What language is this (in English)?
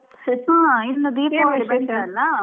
Kannada